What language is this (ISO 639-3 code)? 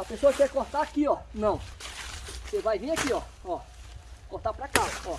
por